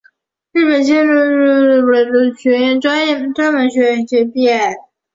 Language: Chinese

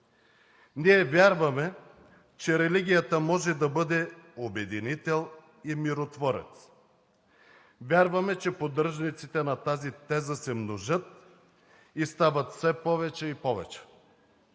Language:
Bulgarian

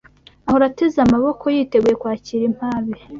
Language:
Kinyarwanda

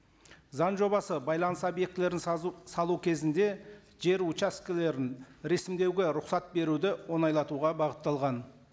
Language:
Kazakh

